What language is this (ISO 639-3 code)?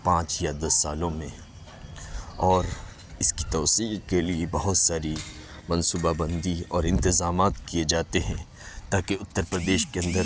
urd